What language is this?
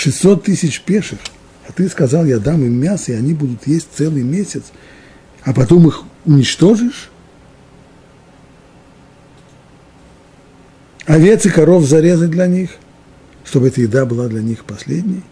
Russian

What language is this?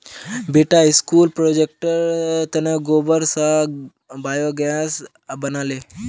Magahi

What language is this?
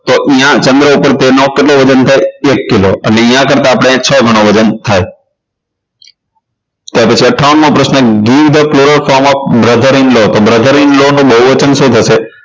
Gujarati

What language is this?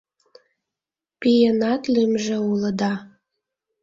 Mari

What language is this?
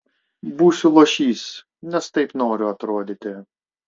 Lithuanian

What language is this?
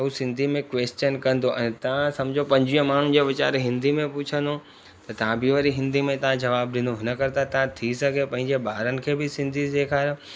Sindhi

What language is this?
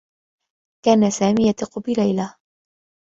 Arabic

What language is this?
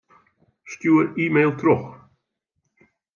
Western Frisian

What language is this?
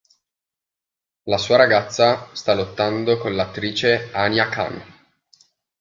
Italian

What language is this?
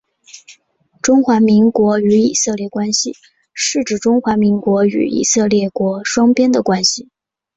Chinese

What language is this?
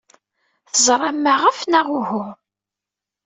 Kabyle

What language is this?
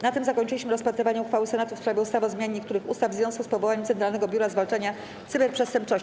Polish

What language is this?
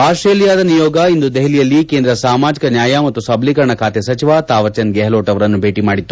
Kannada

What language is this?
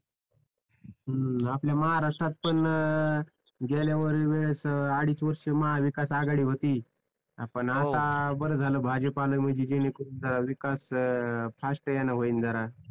Marathi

